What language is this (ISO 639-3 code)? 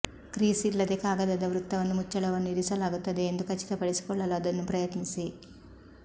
kan